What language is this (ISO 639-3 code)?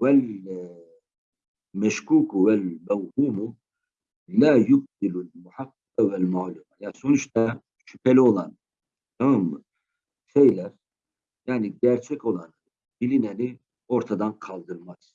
tur